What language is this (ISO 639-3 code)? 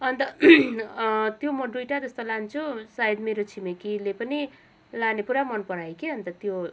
nep